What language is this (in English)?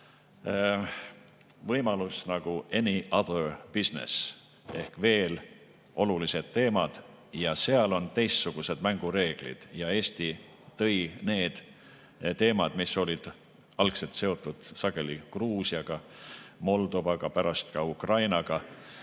Estonian